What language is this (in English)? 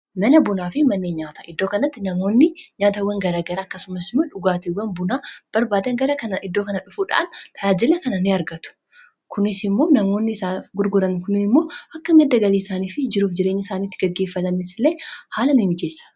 Oromo